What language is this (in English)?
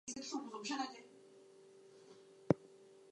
English